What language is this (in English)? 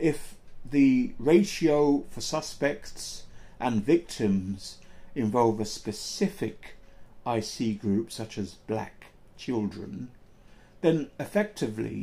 English